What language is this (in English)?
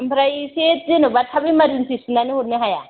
Bodo